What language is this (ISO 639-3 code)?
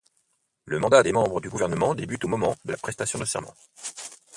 fra